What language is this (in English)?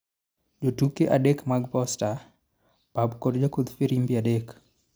Luo (Kenya and Tanzania)